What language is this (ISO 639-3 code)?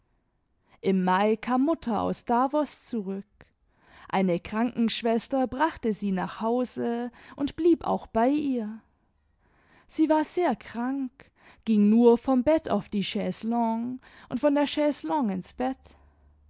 deu